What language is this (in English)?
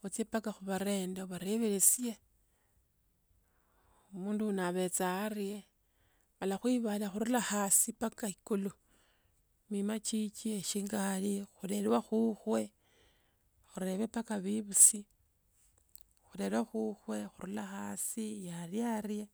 Tsotso